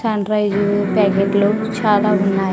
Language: Telugu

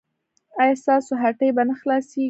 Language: Pashto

